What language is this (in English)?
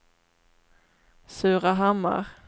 Swedish